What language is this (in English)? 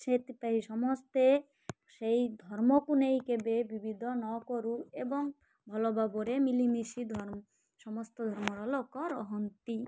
Odia